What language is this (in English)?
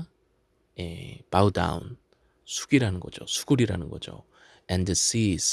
Korean